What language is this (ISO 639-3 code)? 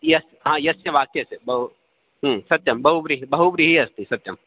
san